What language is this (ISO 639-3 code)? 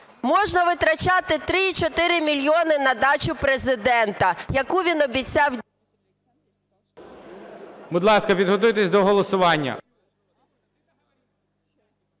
ukr